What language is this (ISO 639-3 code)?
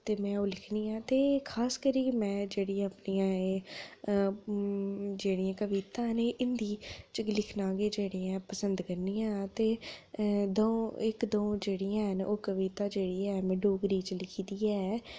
doi